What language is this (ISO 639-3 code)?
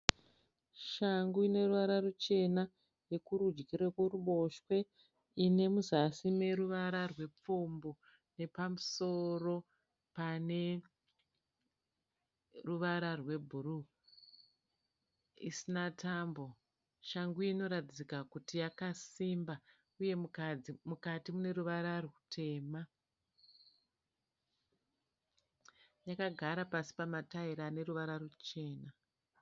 sna